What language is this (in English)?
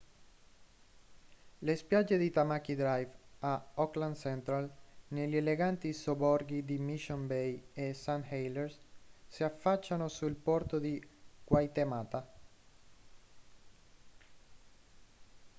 Italian